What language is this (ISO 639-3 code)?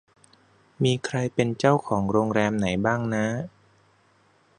tha